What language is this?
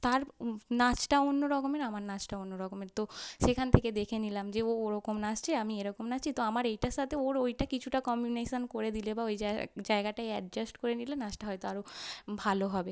Bangla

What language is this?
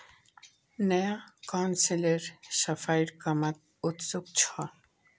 Magahi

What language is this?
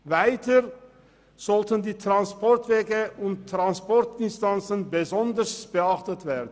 Swiss German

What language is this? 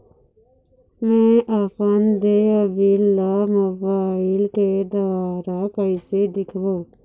Chhattisgarhi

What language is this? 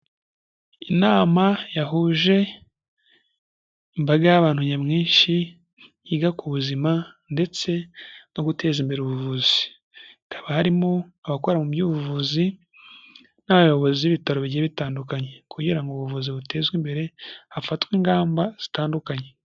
Kinyarwanda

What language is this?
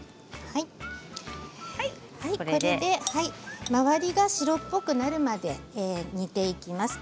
Japanese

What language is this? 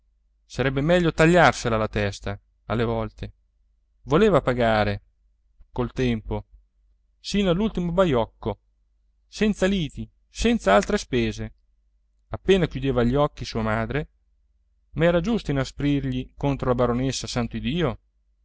Italian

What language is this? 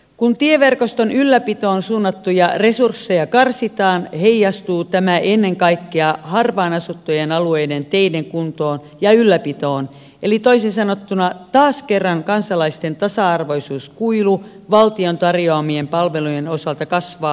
Finnish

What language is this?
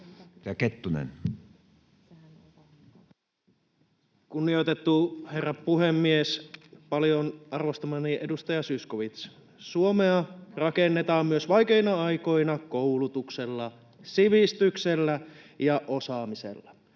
Finnish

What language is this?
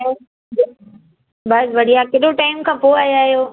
Sindhi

